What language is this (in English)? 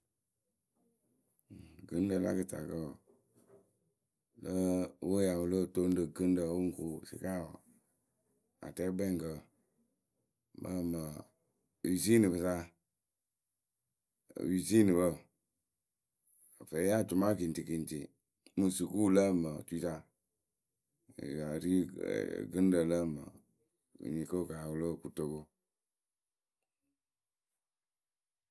Akebu